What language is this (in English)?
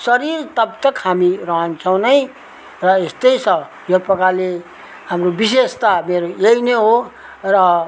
Nepali